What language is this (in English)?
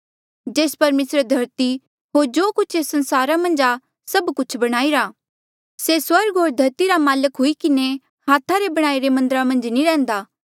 Mandeali